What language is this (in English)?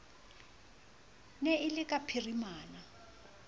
Southern Sotho